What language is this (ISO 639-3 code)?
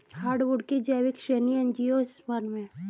hin